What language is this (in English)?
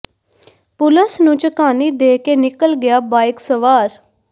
Punjabi